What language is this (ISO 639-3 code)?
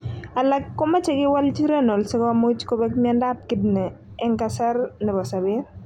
kln